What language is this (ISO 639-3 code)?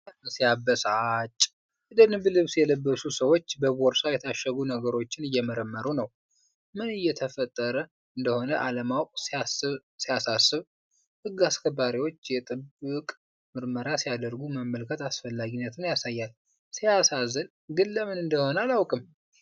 amh